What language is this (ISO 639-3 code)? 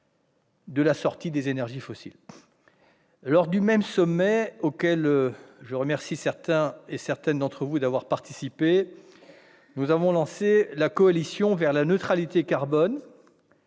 fra